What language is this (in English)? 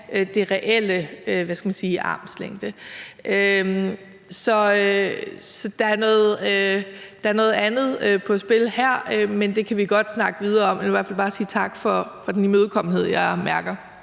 Danish